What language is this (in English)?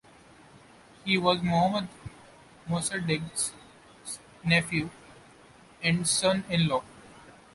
English